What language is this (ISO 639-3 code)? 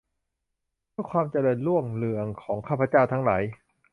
tha